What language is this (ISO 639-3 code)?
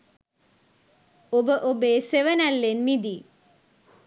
sin